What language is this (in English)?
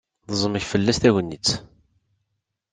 Kabyle